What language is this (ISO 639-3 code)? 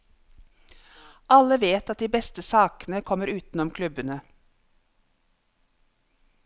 nor